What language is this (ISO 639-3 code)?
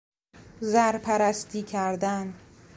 fas